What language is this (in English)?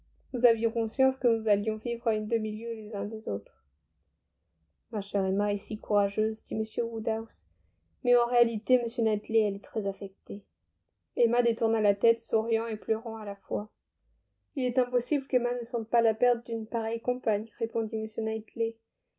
French